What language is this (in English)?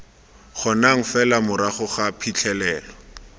Tswana